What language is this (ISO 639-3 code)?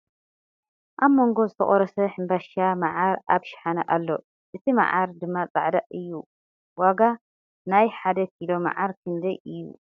tir